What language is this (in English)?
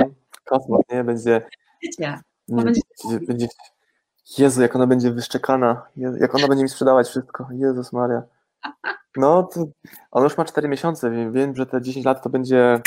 Polish